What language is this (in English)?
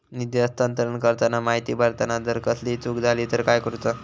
Marathi